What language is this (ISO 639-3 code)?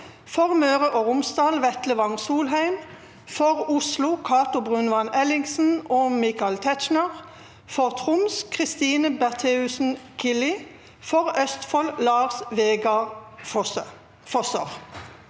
nor